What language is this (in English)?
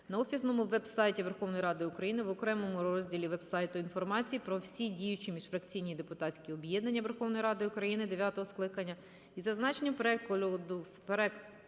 Ukrainian